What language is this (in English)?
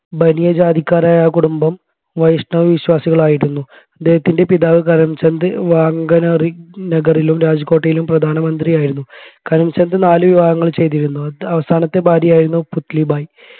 Malayalam